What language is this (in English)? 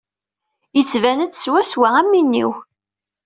Kabyle